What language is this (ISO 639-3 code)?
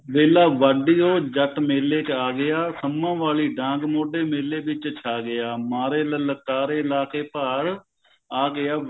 pan